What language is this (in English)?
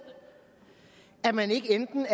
Danish